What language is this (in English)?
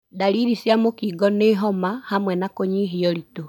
Kikuyu